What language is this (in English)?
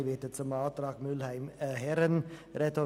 Swiss German